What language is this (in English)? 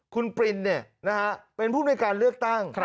Thai